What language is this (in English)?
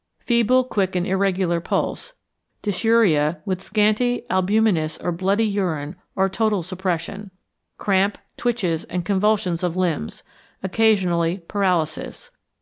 English